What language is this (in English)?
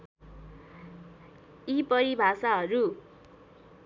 Nepali